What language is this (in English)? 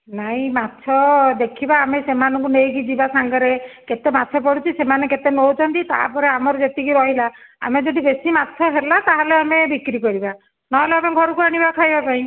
Odia